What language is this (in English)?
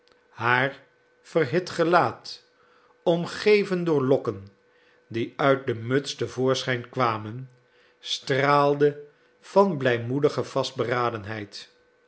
Dutch